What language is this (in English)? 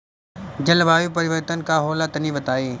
Bhojpuri